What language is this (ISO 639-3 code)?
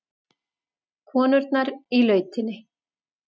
isl